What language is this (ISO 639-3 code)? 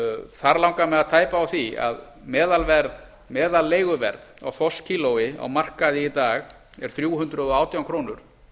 isl